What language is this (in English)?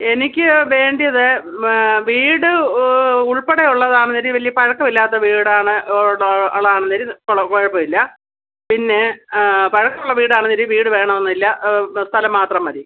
Malayalam